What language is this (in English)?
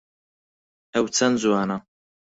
Central Kurdish